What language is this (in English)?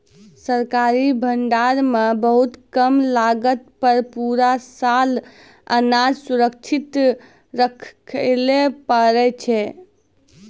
Maithili